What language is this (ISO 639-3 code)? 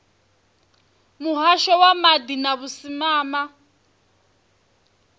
ven